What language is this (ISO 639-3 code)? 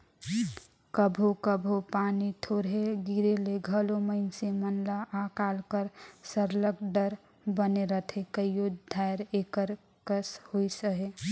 hne